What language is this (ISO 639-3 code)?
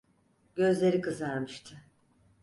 tur